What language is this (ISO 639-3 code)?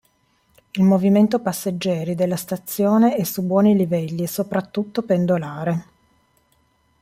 ita